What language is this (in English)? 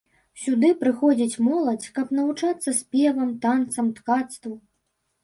Belarusian